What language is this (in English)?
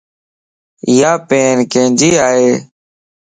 Lasi